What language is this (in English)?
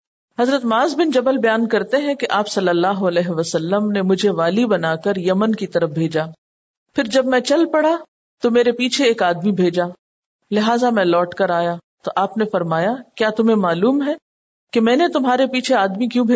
Urdu